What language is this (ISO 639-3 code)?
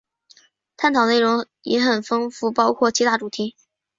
zho